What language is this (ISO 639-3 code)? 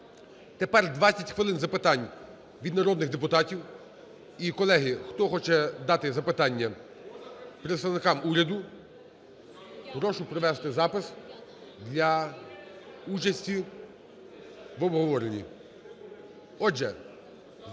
ukr